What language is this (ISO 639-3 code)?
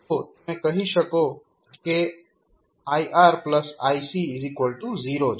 guj